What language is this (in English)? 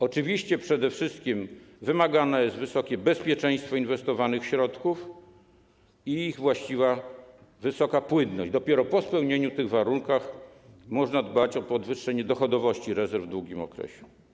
Polish